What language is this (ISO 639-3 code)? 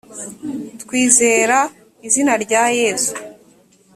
kin